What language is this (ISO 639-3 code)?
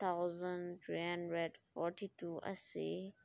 mni